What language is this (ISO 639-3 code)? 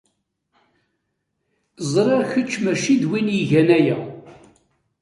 kab